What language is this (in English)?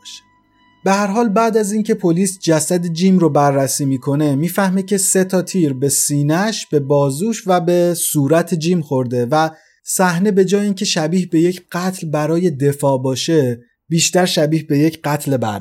Persian